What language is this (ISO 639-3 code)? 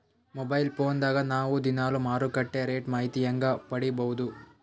kan